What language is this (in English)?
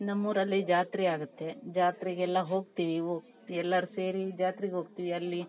Kannada